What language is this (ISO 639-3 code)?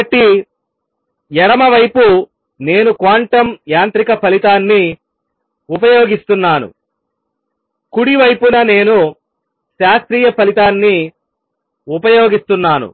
tel